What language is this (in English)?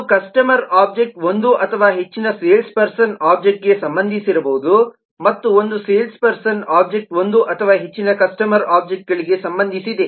Kannada